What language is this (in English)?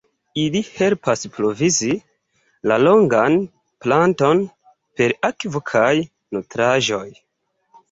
Esperanto